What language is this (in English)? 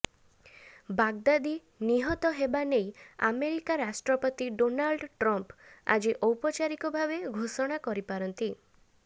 Odia